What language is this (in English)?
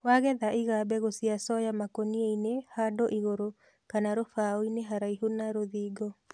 Kikuyu